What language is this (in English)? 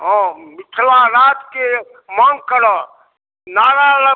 Maithili